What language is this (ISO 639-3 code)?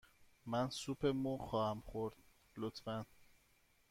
fas